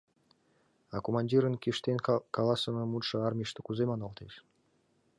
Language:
Mari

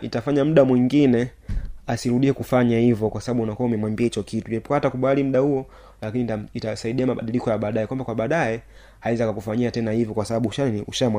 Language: Swahili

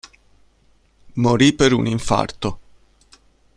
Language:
Italian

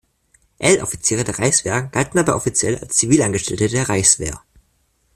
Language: German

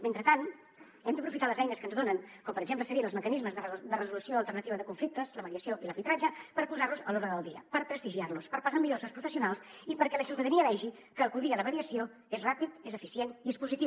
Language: Catalan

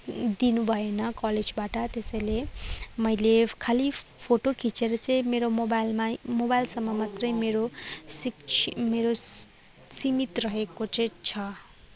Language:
Nepali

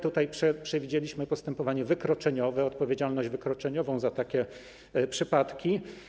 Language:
Polish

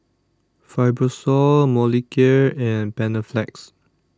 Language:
English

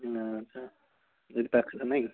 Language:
Odia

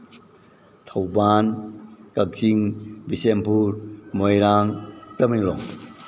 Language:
Manipuri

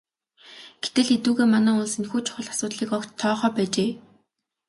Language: Mongolian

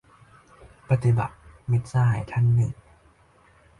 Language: Thai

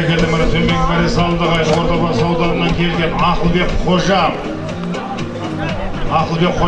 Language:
Turkish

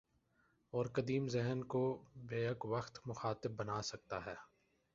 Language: Urdu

